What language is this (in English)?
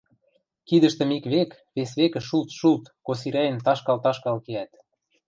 Western Mari